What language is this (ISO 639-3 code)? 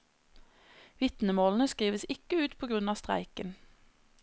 nor